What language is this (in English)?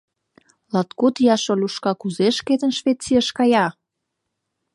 Mari